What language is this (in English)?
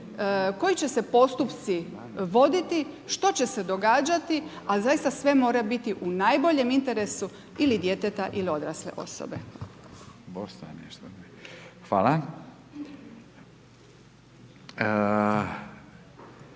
Croatian